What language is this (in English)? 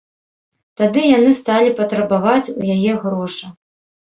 Belarusian